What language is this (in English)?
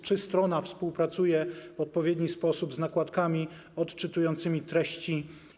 Polish